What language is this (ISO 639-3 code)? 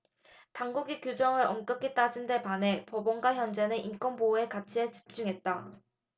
kor